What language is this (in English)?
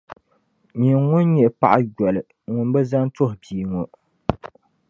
Dagbani